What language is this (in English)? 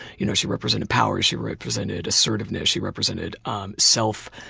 English